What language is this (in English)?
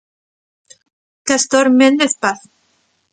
Galician